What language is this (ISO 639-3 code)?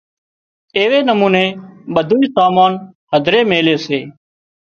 kxp